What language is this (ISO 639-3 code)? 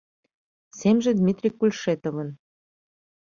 chm